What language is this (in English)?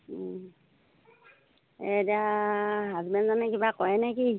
Assamese